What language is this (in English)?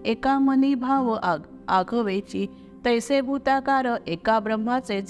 Marathi